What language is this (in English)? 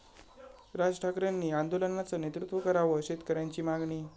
Marathi